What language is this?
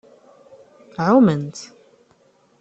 Kabyle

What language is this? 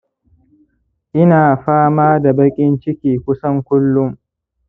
Hausa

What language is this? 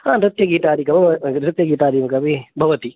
Sanskrit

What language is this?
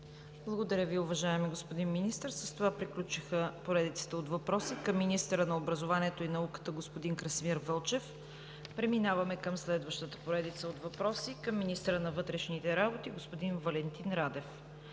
Bulgarian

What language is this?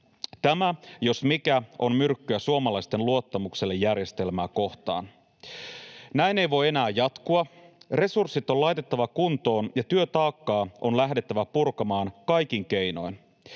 Finnish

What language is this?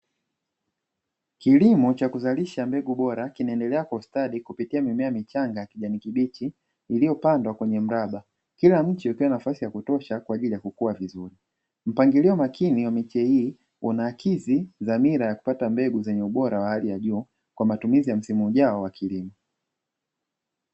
Swahili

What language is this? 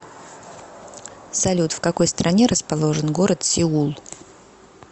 Russian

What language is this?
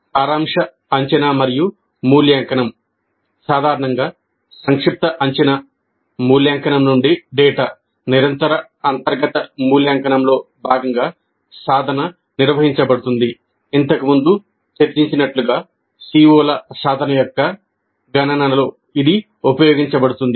Telugu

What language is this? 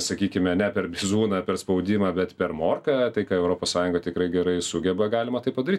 Lithuanian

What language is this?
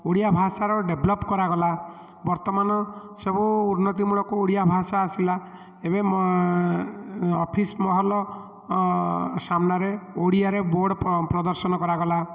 Odia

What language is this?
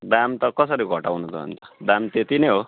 Nepali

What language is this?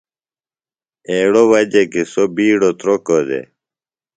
Phalura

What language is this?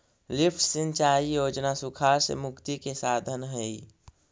Magahi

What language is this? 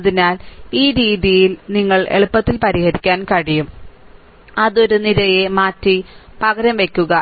Malayalam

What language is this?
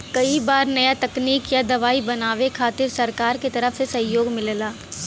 Bhojpuri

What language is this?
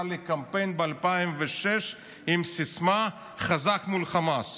Hebrew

